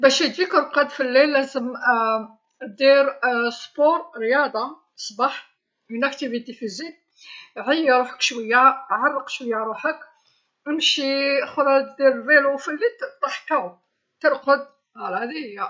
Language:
Algerian Arabic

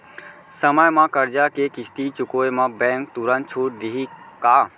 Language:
Chhattisgarhi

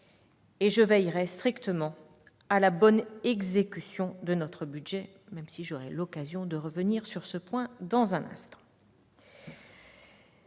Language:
French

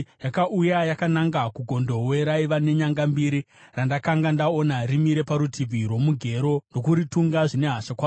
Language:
Shona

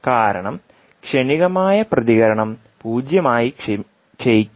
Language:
Malayalam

